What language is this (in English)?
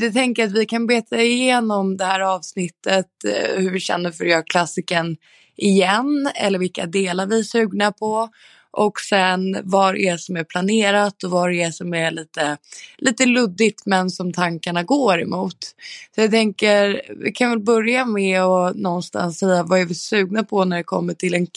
Swedish